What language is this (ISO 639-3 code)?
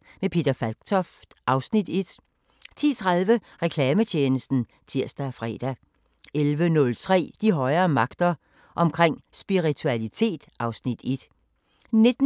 dan